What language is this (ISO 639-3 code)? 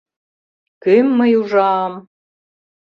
chm